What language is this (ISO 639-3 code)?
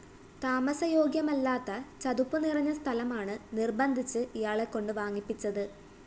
mal